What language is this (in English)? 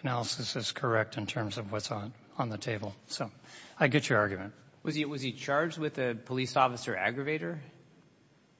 English